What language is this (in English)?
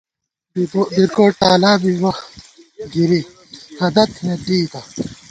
Gawar-Bati